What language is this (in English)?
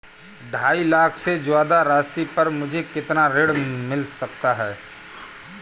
Hindi